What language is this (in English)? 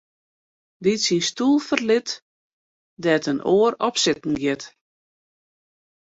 Western Frisian